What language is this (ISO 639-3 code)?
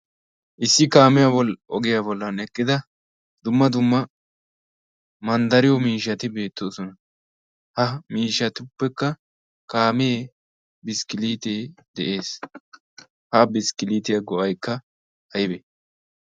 wal